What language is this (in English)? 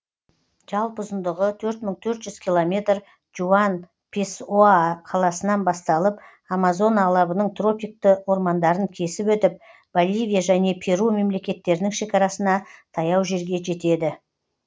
Kazakh